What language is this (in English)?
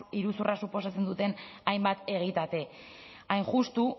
Basque